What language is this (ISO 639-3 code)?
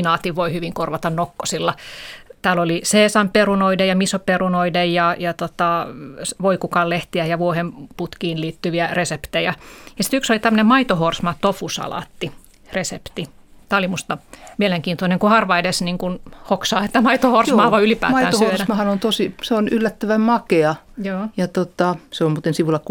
fin